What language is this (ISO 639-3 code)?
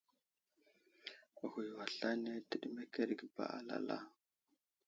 udl